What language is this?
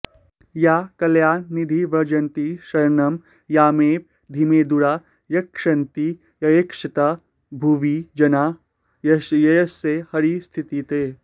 Sanskrit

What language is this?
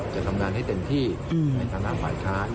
Thai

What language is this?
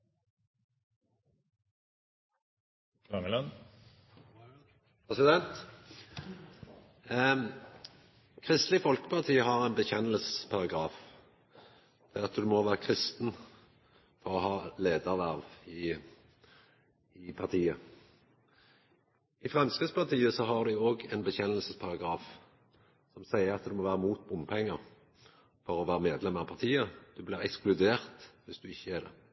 Norwegian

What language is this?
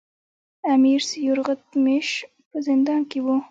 Pashto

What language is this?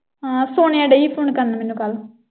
Punjabi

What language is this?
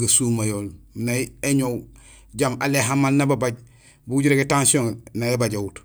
Gusilay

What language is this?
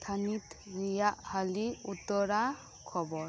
Santali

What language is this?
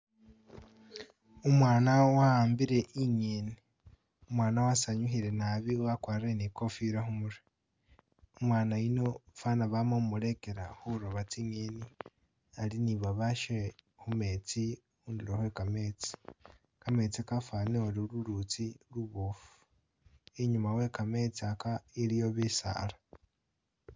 Masaaba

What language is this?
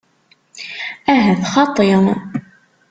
Kabyle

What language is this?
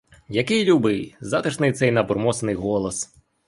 Ukrainian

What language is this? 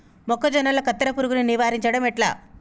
Telugu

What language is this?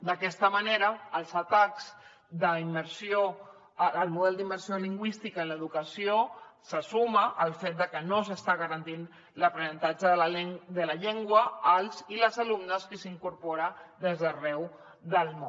Catalan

